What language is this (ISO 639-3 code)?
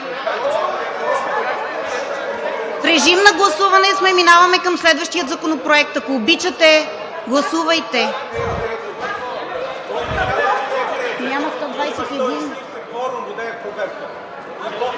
bul